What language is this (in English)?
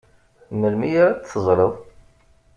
Kabyle